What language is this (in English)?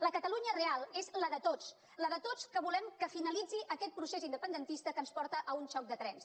Catalan